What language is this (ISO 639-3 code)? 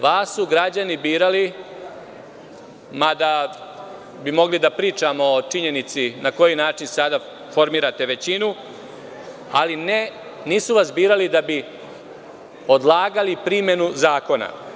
srp